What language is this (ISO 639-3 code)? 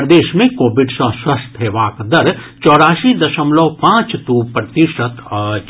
mai